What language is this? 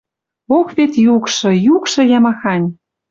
Western Mari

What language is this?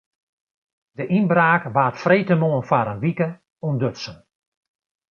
Western Frisian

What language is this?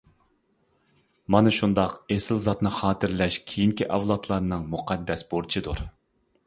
Uyghur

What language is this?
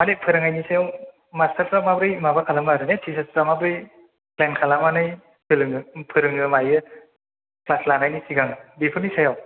Bodo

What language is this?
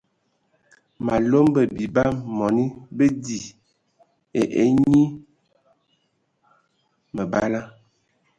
Ewondo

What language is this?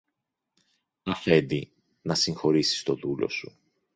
Greek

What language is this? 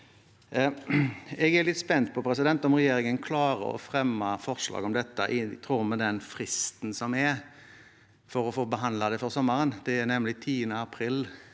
Norwegian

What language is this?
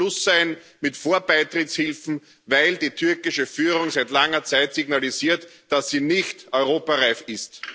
German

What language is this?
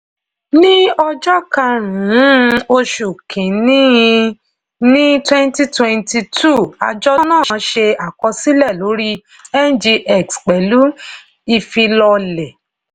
Yoruba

